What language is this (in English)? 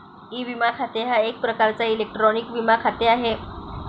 Marathi